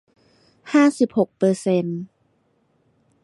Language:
Thai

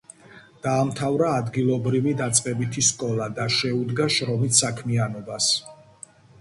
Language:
Georgian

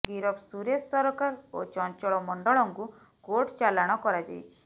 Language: Odia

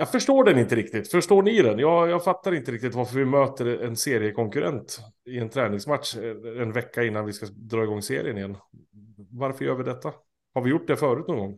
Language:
Swedish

